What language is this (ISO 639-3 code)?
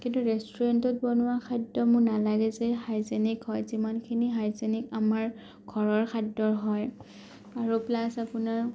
asm